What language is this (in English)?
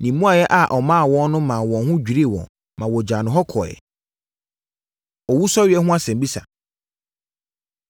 Akan